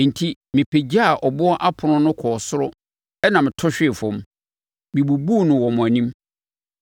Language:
Akan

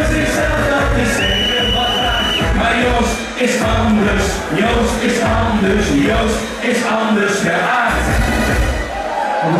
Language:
Dutch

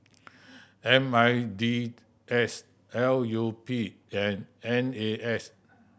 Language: English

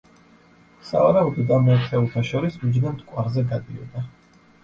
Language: Georgian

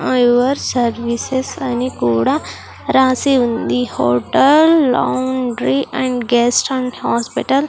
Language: Telugu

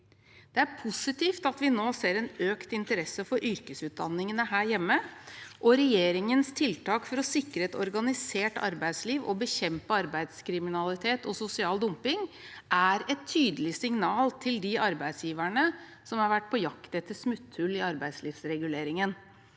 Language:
Norwegian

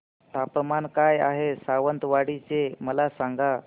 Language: Marathi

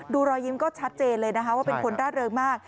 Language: Thai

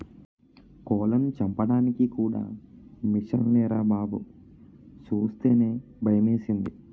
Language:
Telugu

